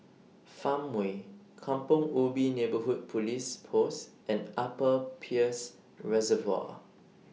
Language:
English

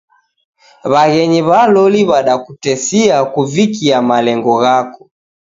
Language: Taita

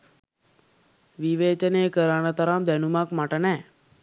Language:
Sinhala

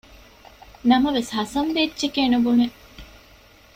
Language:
Divehi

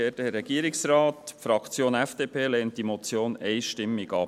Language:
Swiss German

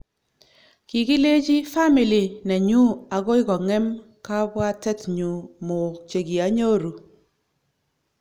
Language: Kalenjin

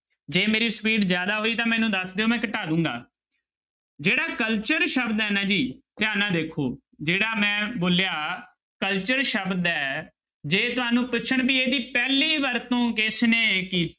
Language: Punjabi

